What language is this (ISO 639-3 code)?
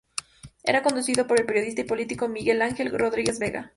spa